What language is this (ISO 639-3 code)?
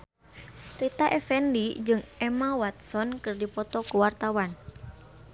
sun